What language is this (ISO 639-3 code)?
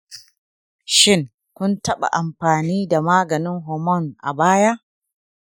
hau